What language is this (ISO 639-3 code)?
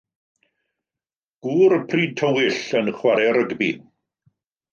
cym